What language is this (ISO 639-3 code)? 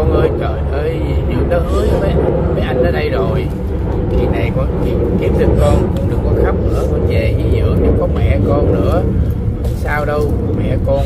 vie